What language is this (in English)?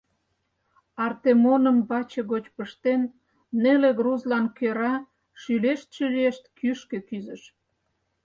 Mari